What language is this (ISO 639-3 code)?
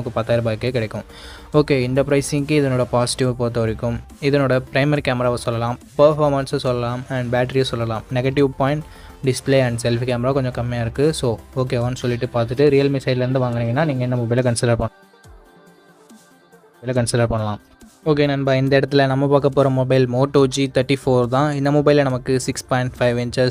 tam